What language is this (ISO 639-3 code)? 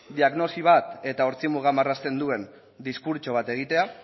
eus